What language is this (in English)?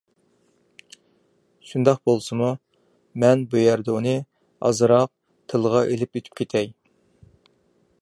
Uyghur